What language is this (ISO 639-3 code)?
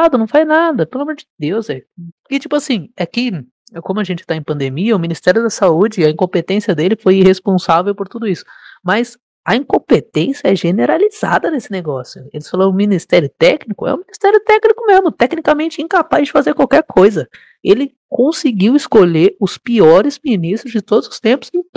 por